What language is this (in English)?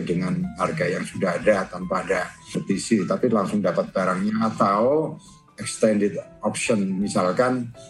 Indonesian